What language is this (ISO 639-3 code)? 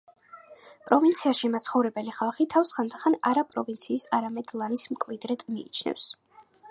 kat